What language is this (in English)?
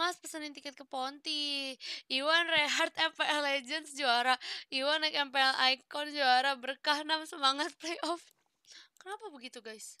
Indonesian